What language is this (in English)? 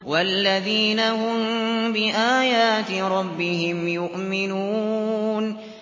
Arabic